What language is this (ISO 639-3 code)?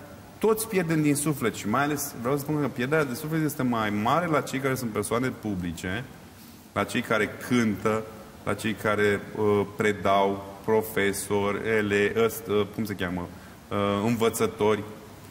ron